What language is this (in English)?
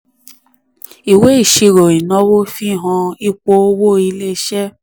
Yoruba